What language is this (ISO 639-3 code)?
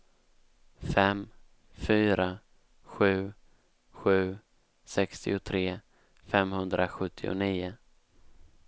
swe